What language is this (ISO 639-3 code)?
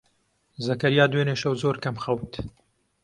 ckb